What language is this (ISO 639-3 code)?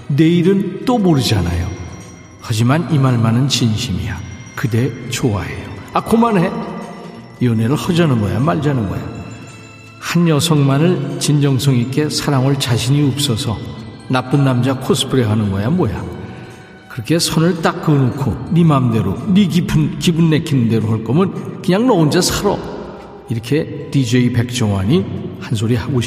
kor